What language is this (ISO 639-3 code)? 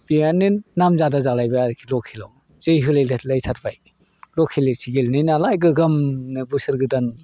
brx